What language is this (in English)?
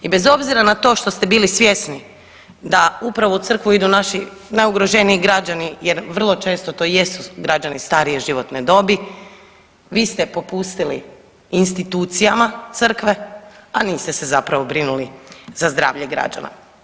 Croatian